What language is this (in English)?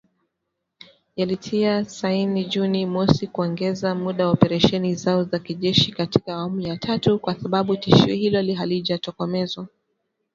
Swahili